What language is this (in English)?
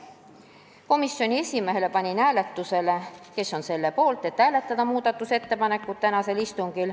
Estonian